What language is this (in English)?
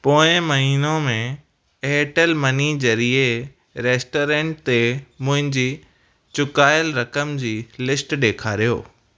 Sindhi